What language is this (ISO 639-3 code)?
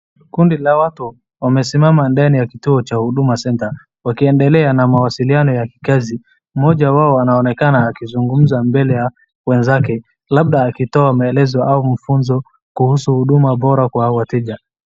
swa